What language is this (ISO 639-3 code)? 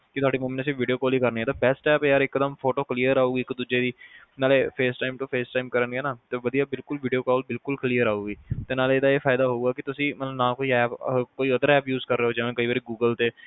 pan